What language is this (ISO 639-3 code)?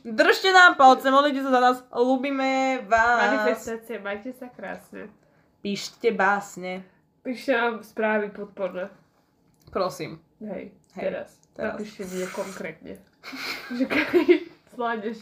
slk